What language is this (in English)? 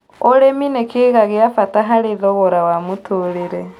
Kikuyu